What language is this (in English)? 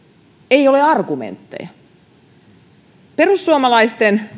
Finnish